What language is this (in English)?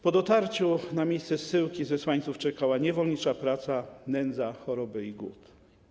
Polish